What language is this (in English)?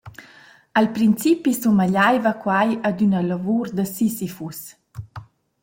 Romansh